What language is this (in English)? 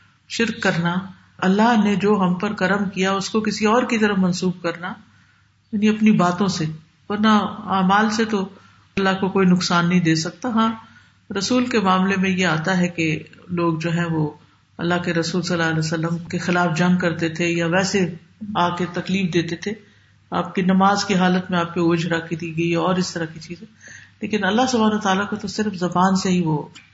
Urdu